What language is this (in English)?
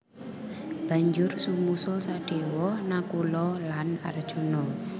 Javanese